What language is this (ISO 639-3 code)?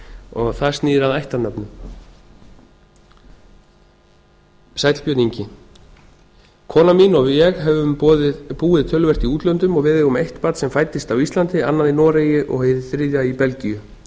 isl